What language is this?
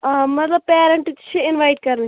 Kashmiri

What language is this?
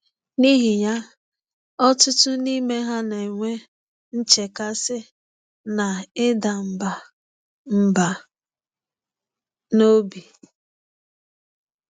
Igbo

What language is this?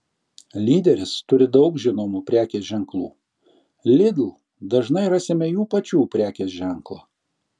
Lithuanian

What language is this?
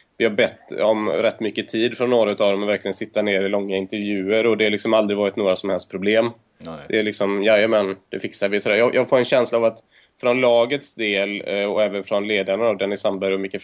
Swedish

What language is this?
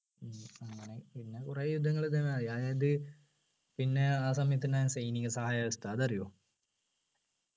Malayalam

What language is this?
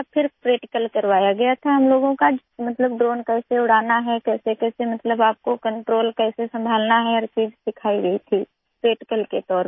Hindi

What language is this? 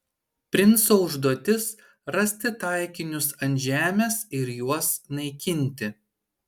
Lithuanian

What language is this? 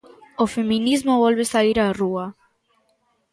Galician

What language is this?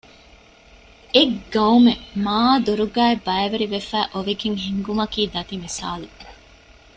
Divehi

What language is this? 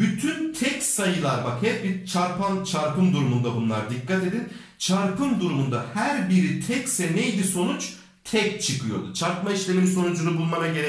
Turkish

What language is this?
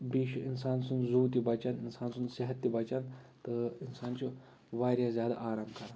Kashmiri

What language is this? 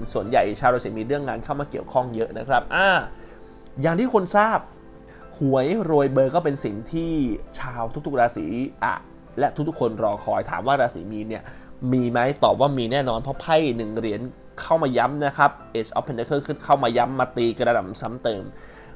Thai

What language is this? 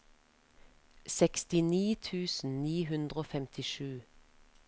Norwegian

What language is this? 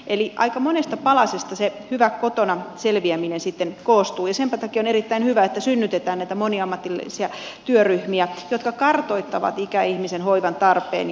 Finnish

